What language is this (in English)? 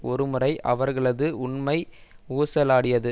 Tamil